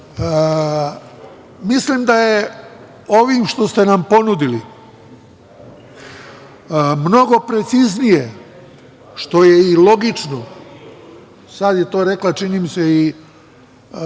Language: Serbian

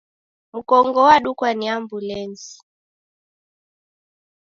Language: Taita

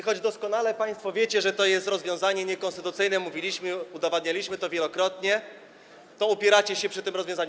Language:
Polish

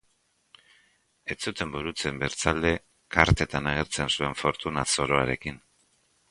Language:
Basque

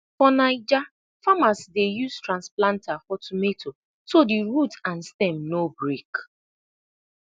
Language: Nigerian Pidgin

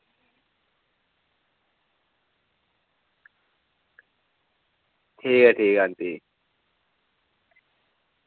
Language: Dogri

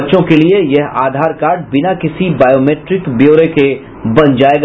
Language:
Hindi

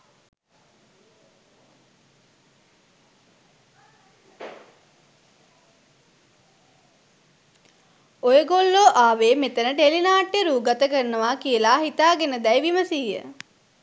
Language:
Sinhala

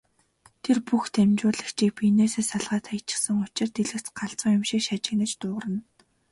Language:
Mongolian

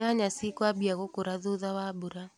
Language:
Kikuyu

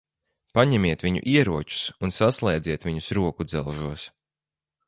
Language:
Latvian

